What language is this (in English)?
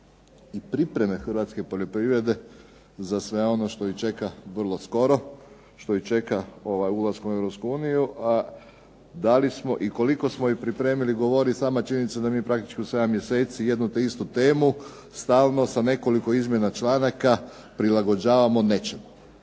Croatian